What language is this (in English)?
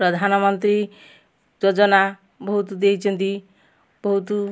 Odia